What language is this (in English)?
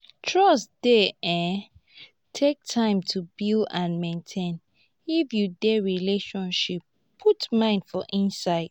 Nigerian Pidgin